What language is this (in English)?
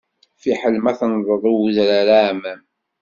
Kabyle